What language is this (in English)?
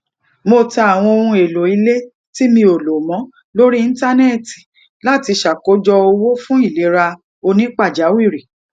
Yoruba